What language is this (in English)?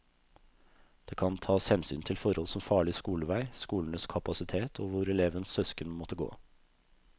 Norwegian